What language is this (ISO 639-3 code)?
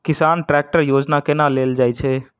mai